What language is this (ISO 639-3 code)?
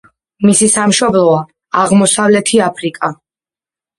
kat